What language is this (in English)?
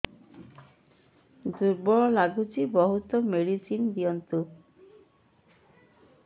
Odia